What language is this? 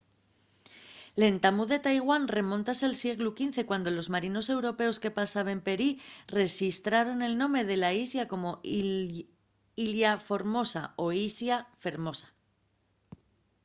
Asturian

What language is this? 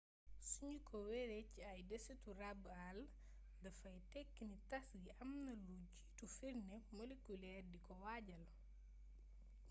Wolof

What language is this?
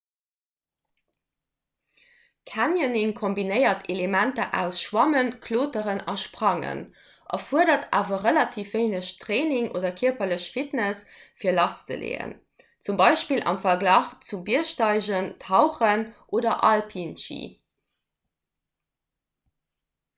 Luxembourgish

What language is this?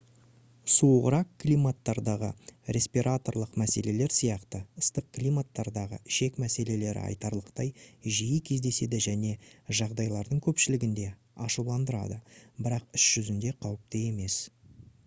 Kazakh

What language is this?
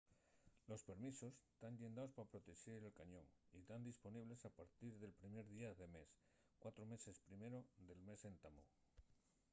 Asturian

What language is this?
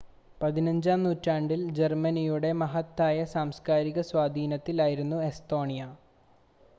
Malayalam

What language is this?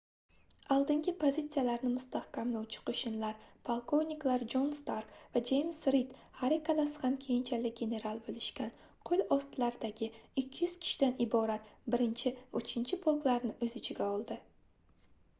Uzbek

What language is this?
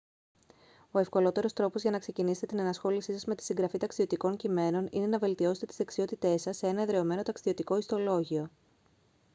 Greek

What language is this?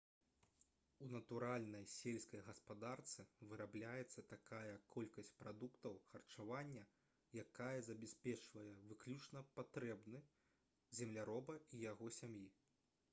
Belarusian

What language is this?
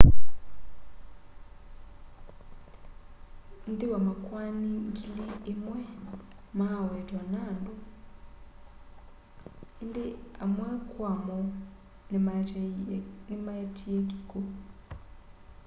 Kamba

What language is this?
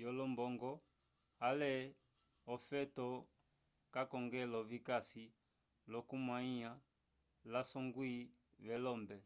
Umbundu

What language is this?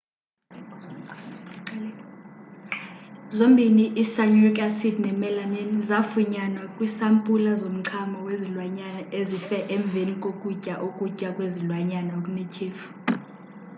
Xhosa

